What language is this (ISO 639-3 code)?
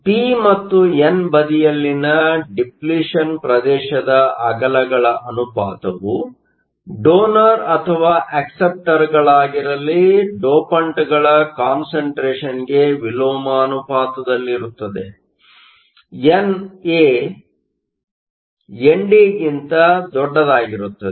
kan